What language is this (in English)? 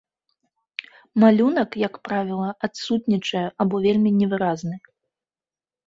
Belarusian